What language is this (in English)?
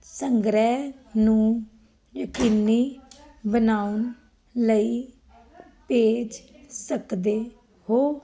Punjabi